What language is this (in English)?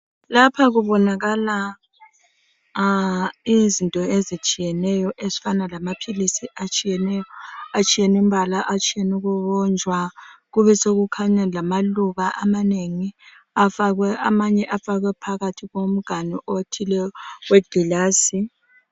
North Ndebele